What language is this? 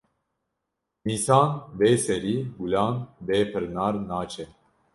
Kurdish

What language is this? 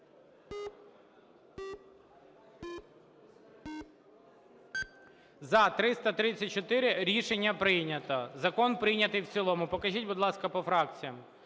Ukrainian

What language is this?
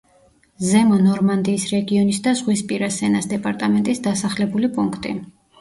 Georgian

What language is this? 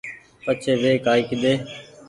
Goaria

